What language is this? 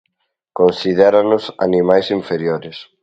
Galician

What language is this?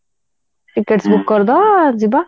Odia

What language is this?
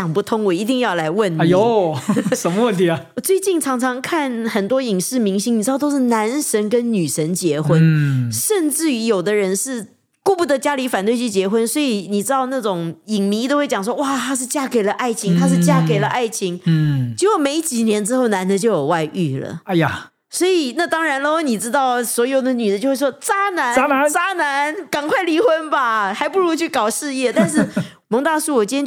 Chinese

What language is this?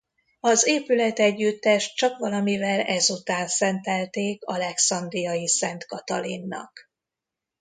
Hungarian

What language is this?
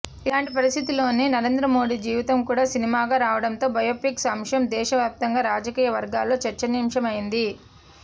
Telugu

